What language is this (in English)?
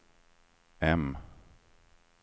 Swedish